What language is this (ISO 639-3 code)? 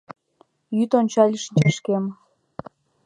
chm